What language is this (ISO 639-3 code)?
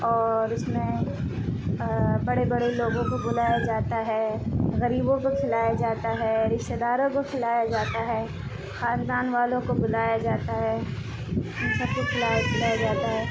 urd